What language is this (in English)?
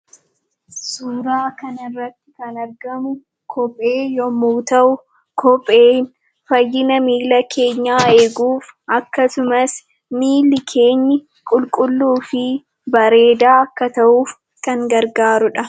Oromo